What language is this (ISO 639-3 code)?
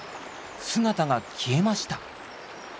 jpn